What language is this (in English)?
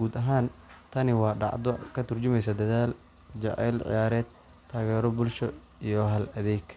Somali